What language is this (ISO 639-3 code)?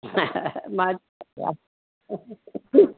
snd